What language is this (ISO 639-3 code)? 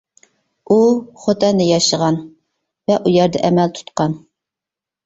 uig